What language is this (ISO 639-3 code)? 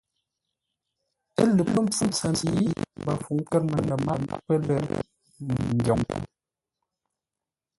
nla